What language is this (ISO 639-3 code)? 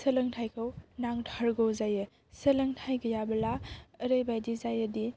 brx